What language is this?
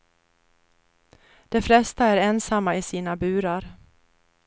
Swedish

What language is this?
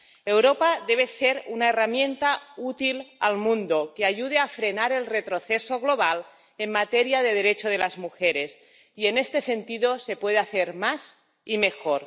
Spanish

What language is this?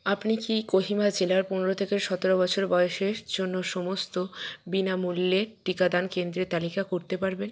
Bangla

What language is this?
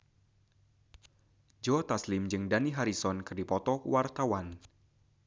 Sundanese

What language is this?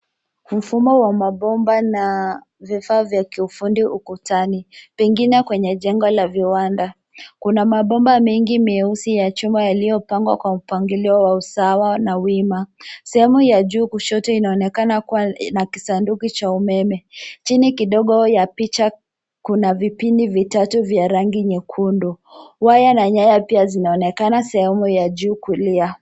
Swahili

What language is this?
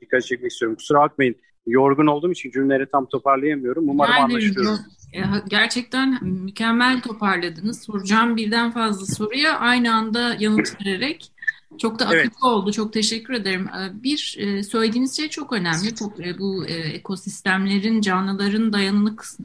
Turkish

